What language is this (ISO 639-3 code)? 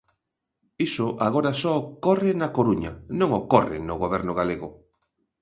glg